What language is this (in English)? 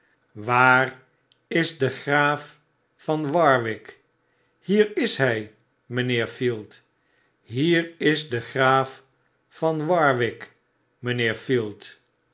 Dutch